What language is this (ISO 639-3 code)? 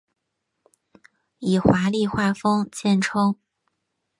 zho